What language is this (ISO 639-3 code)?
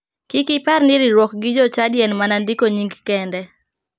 luo